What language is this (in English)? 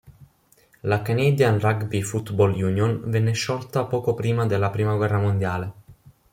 Italian